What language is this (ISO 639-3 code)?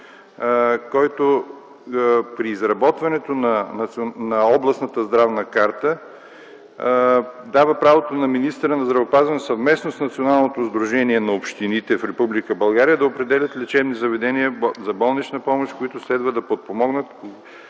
bul